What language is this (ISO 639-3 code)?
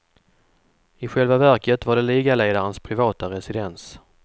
swe